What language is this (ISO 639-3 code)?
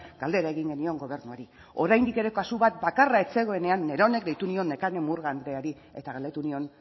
eus